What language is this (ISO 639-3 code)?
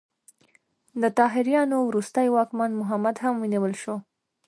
pus